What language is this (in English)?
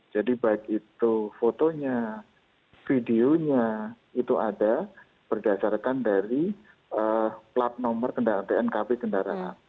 Indonesian